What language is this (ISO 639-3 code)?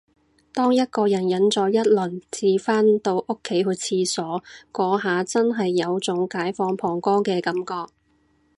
yue